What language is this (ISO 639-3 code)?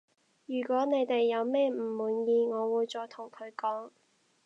yue